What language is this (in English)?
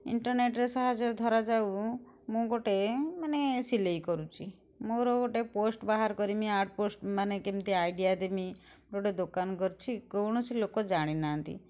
Odia